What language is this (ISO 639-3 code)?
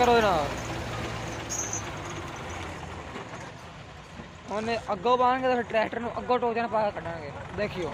hin